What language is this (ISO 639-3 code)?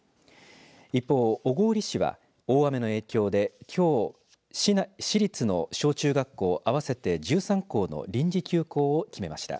jpn